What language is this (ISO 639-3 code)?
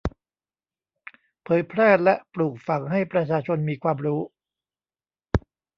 tha